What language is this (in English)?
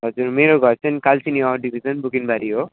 Nepali